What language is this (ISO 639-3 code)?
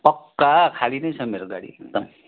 nep